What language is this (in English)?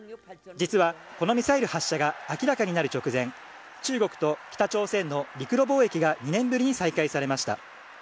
Japanese